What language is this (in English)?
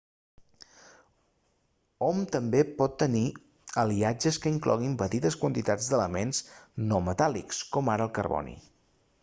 Catalan